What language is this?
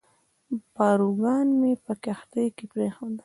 Pashto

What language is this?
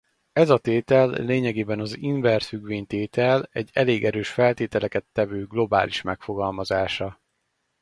Hungarian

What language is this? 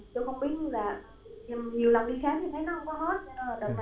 Vietnamese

